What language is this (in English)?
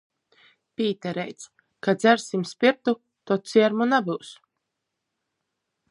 Latgalian